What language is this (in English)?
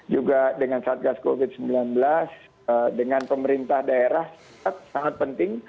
Indonesian